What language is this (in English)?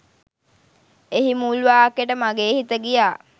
Sinhala